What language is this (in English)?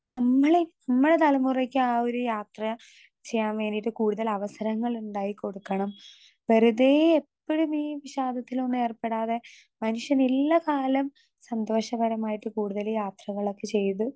Malayalam